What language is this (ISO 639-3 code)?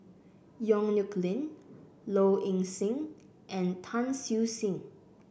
eng